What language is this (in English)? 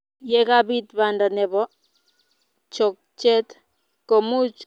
Kalenjin